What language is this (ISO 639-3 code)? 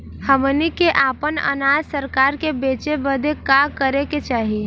bho